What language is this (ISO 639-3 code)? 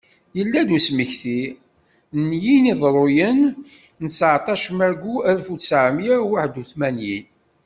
kab